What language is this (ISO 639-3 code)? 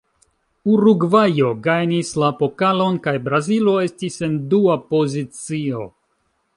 epo